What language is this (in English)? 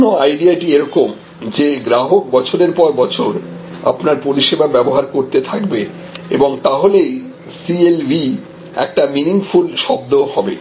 Bangla